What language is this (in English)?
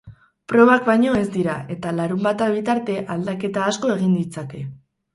Basque